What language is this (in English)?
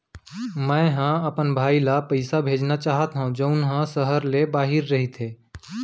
Chhattisgarhi